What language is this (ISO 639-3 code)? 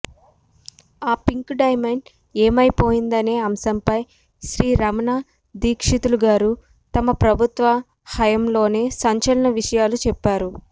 tel